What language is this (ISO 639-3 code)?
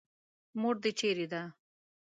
pus